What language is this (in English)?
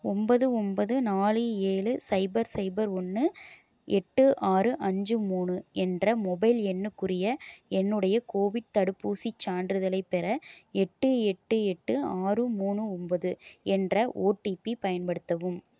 Tamil